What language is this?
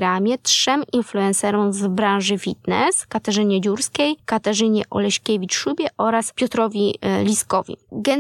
Polish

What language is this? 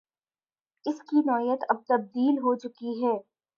Urdu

